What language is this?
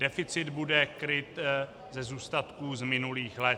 Czech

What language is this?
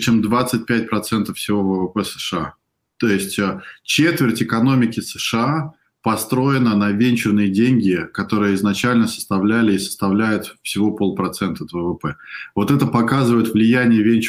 Russian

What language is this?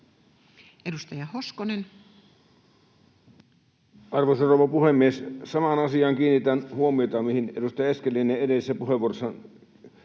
Finnish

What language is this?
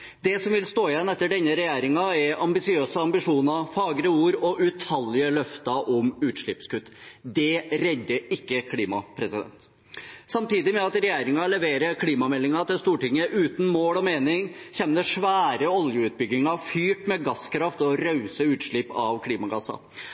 Norwegian Bokmål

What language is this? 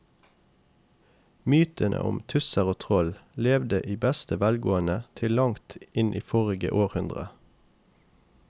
Norwegian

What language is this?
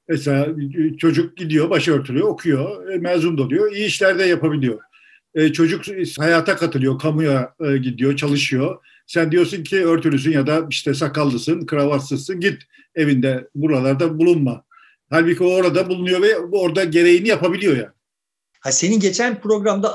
Turkish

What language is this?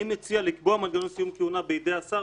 Hebrew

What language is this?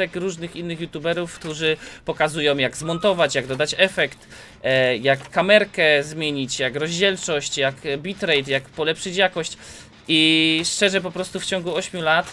Polish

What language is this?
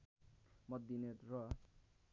Nepali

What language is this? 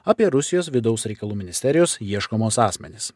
Lithuanian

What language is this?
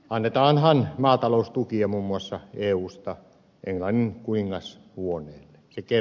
Finnish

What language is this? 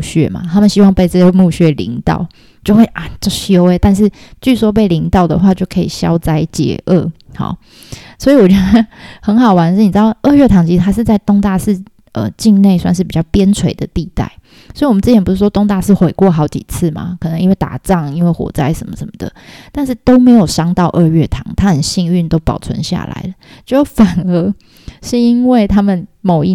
Chinese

